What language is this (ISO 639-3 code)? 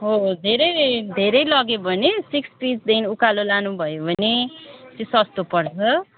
nep